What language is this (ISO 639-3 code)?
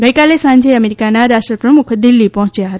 guj